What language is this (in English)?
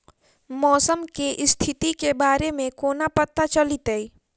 Maithili